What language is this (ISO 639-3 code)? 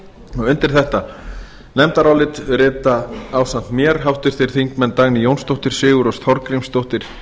isl